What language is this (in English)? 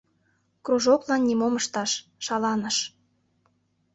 Mari